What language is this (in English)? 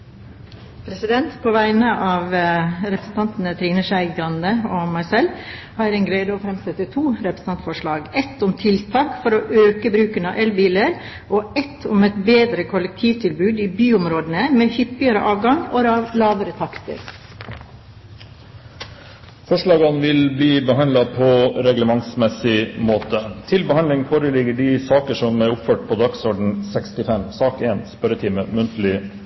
Norwegian Bokmål